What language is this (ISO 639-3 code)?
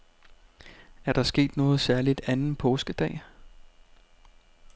dan